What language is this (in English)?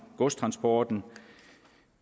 Danish